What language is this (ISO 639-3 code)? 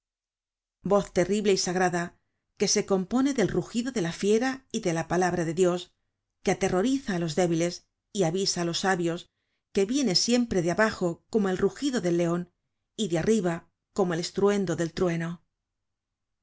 spa